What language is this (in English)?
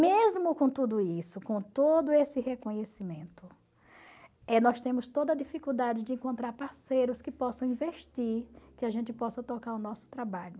Portuguese